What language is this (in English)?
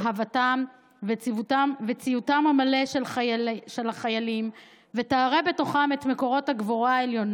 Hebrew